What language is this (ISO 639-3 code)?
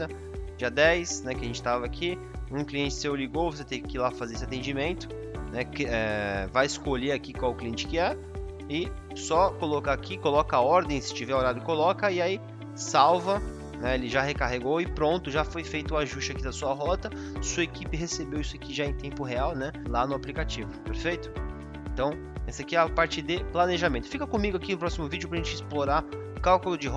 por